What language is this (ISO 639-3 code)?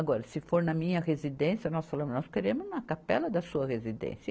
por